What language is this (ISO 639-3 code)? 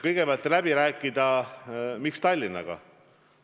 est